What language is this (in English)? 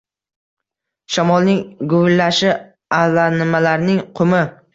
Uzbek